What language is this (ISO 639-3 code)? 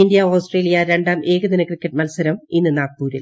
mal